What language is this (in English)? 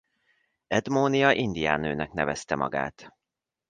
Hungarian